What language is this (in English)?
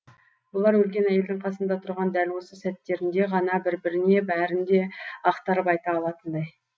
Kazakh